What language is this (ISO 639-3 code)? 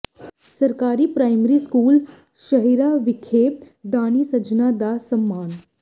pan